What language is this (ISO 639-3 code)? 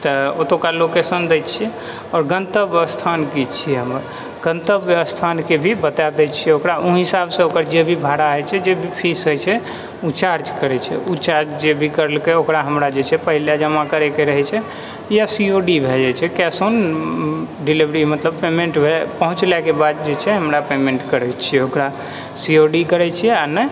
mai